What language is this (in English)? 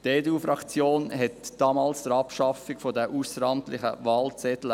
Swiss German